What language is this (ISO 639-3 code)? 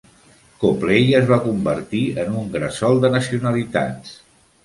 cat